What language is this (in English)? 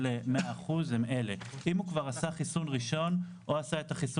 Hebrew